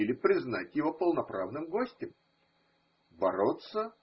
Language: Russian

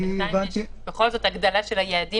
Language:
Hebrew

